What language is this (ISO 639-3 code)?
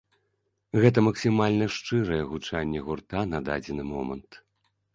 bel